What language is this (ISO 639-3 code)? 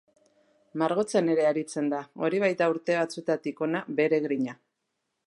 eus